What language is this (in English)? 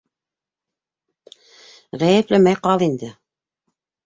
Bashkir